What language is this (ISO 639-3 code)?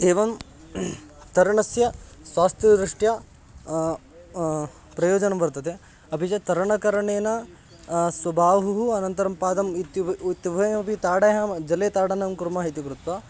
san